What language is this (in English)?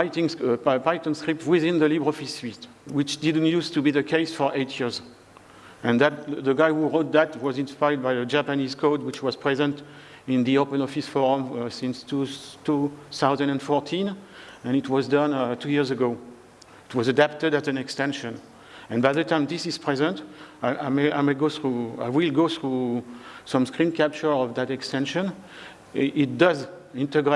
English